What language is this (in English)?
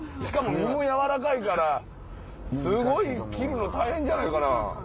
Japanese